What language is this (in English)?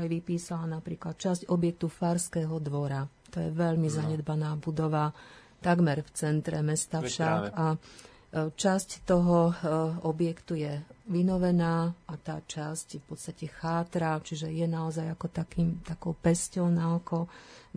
Slovak